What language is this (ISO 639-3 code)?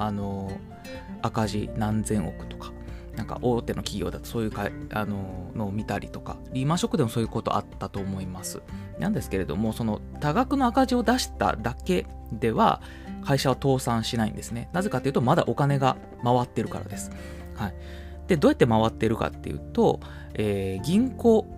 jpn